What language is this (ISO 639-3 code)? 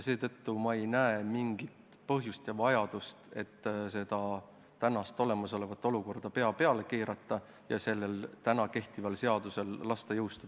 est